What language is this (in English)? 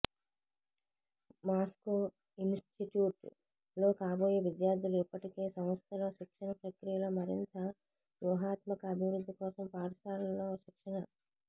Telugu